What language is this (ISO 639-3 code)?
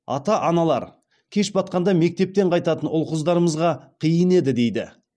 kaz